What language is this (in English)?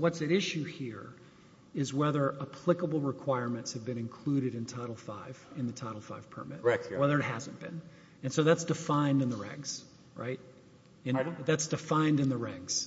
English